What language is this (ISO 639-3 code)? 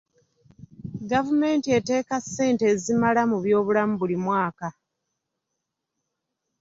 lug